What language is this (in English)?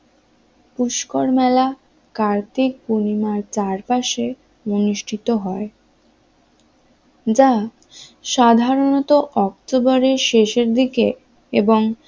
Bangla